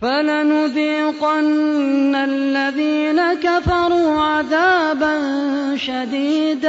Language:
Arabic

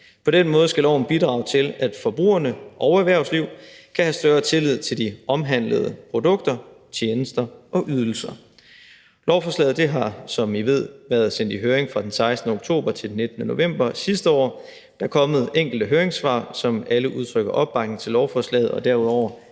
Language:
Danish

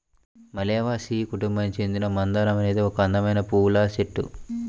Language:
Telugu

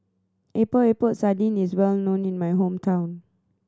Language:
English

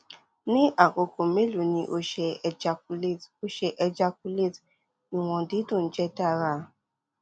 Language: Yoruba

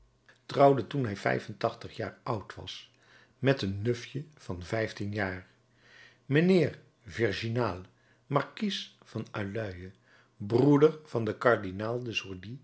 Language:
Dutch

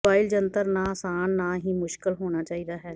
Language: Punjabi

